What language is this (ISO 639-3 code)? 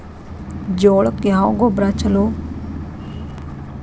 kan